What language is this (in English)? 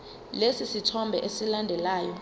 Zulu